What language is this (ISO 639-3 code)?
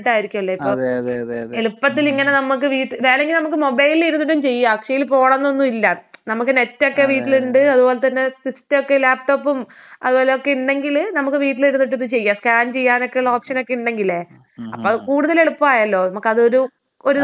mal